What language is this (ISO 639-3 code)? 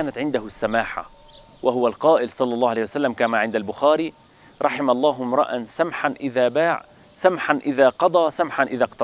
ara